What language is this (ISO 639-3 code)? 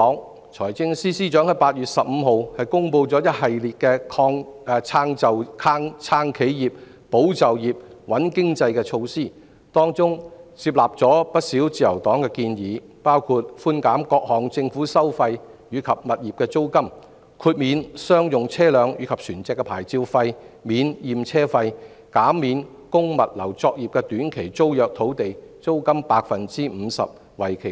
yue